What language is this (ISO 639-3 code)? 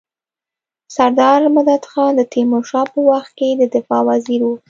pus